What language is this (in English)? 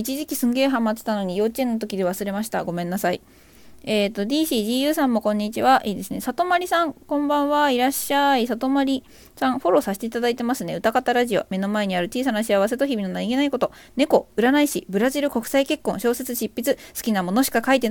Japanese